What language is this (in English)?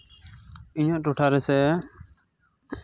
Santali